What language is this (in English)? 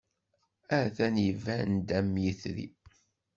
Kabyle